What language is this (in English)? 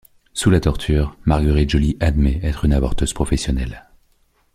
French